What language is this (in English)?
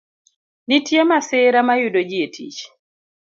Luo (Kenya and Tanzania)